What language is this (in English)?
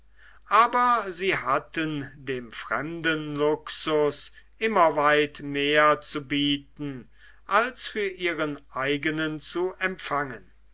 German